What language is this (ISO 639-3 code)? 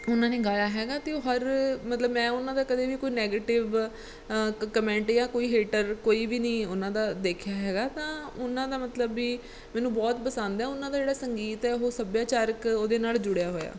pan